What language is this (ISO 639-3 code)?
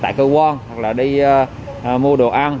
vie